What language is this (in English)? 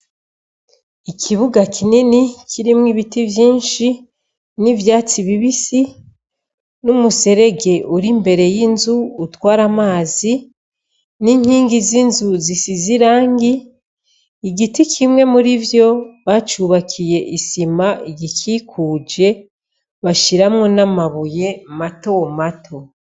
Rundi